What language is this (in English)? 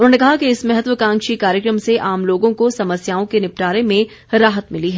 Hindi